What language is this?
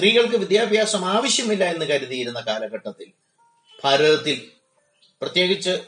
Malayalam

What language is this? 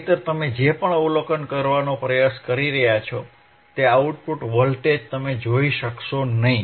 Gujarati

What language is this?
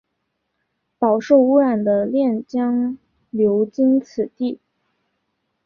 Chinese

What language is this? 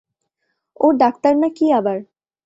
Bangla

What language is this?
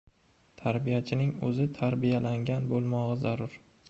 Uzbek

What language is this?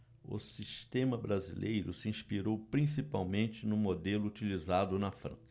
Portuguese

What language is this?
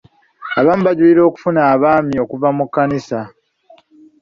Ganda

